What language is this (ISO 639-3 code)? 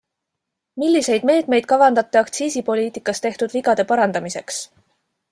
est